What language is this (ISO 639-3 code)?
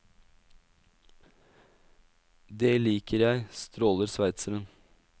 nor